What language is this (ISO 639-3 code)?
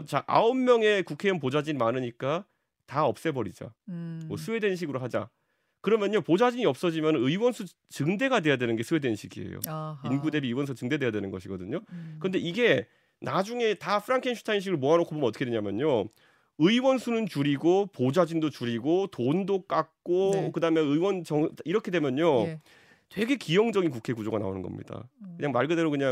kor